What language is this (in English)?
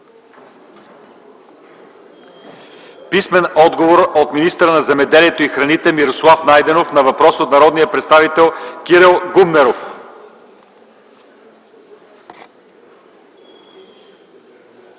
Bulgarian